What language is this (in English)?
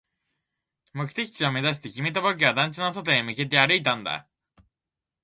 Japanese